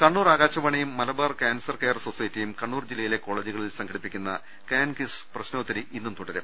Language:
Malayalam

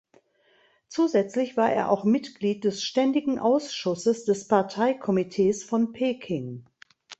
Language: German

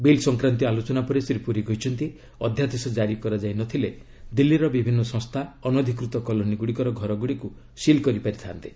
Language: Odia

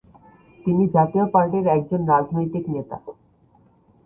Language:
Bangla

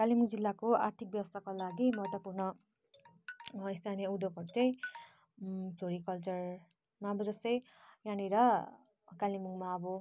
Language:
Nepali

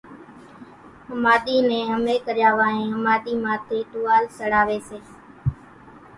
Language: Kachi Koli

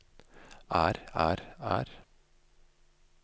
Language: Norwegian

